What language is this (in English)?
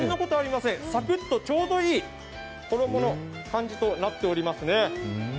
Japanese